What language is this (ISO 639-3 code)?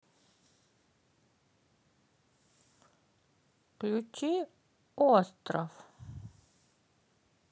rus